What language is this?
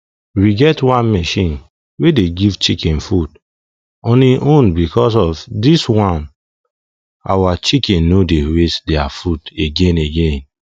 Nigerian Pidgin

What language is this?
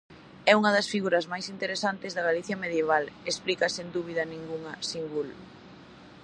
Galician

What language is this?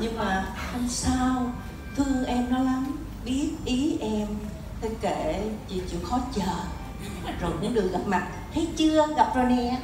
Vietnamese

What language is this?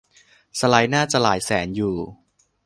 Thai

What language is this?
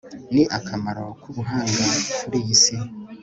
Kinyarwanda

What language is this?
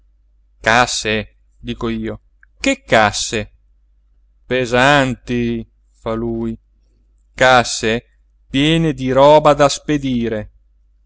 Italian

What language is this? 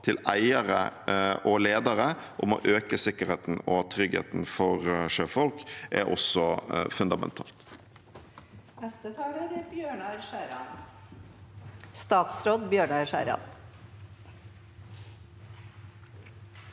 Norwegian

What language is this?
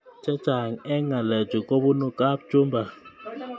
Kalenjin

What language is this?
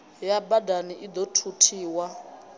Venda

